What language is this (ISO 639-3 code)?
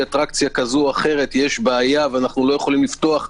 heb